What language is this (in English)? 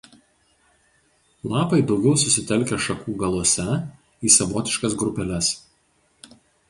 Lithuanian